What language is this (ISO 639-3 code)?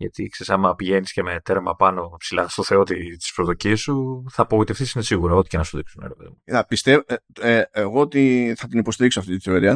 ell